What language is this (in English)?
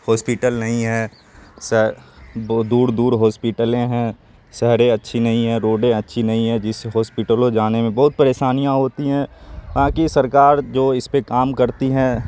Urdu